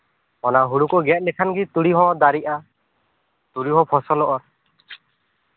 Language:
Santali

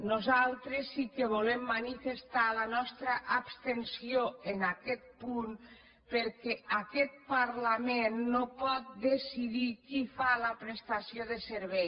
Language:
Catalan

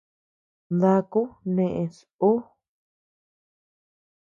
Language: Tepeuxila Cuicatec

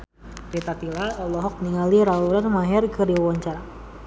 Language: Sundanese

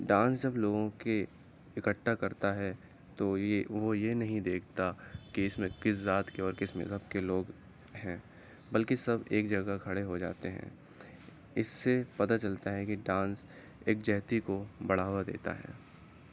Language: Urdu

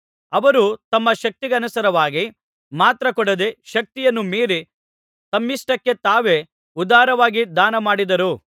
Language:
Kannada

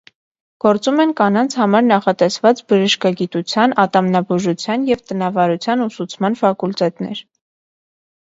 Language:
Armenian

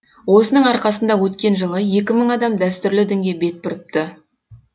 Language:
Kazakh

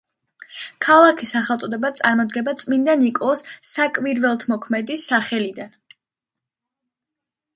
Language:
Georgian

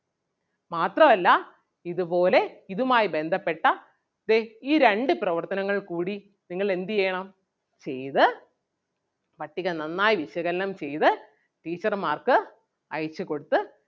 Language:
Malayalam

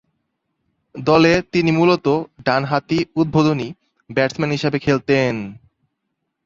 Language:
Bangla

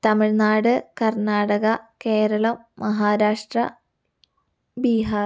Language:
Malayalam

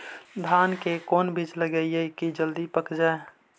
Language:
Magahi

